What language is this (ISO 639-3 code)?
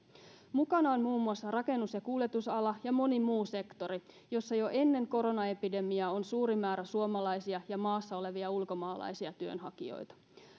fin